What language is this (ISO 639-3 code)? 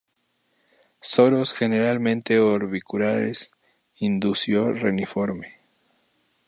spa